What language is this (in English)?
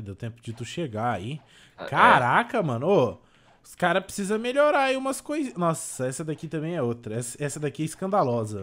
Portuguese